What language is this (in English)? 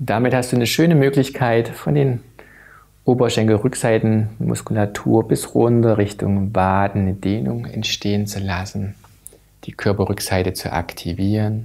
German